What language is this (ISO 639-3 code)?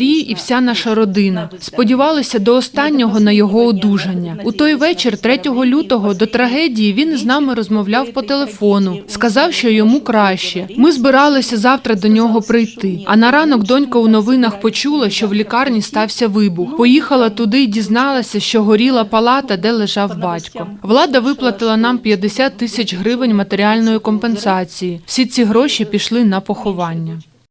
ukr